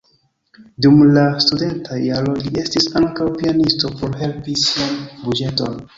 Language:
Esperanto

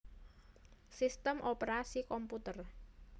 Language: Javanese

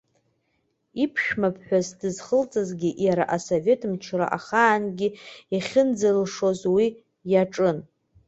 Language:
Abkhazian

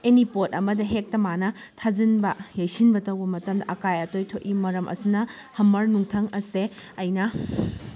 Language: Manipuri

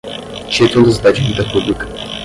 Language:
Portuguese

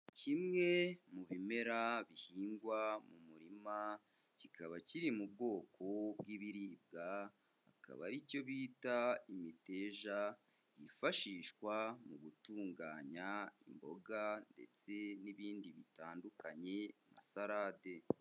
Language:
Kinyarwanda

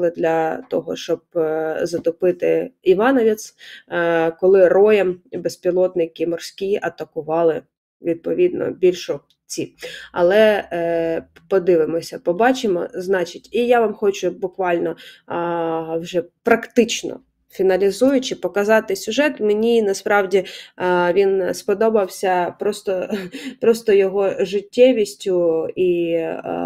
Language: Ukrainian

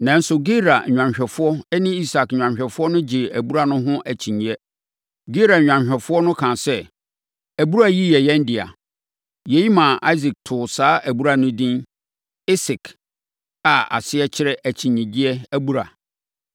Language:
Akan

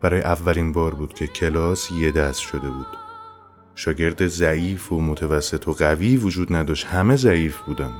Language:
Persian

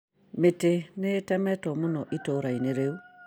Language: Kikuyu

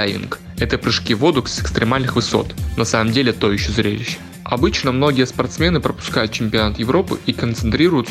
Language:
Russian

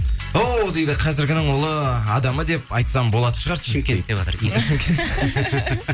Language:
Kazakh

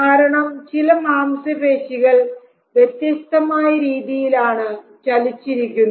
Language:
Malayalam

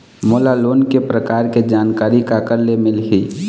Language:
Chhattisgarhi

